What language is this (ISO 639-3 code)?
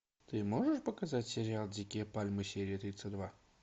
rus